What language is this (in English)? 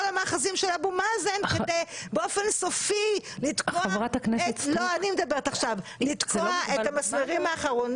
Hebrew